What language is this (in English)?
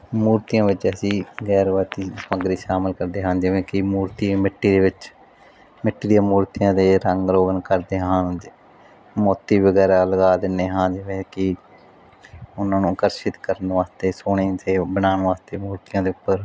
Punjabi